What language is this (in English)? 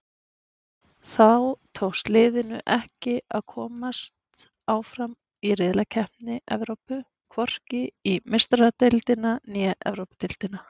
Icelandic